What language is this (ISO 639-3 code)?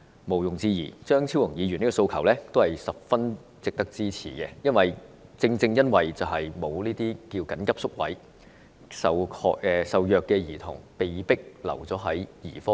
yue